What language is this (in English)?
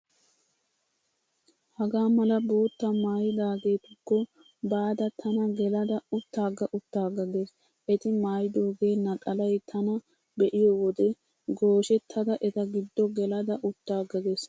Wolaytta